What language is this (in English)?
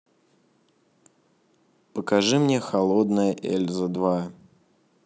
Russian